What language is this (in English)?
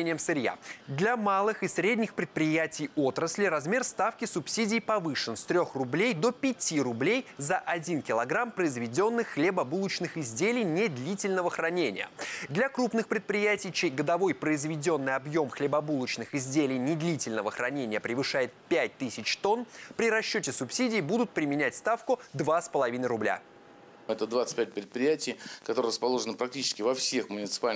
Russian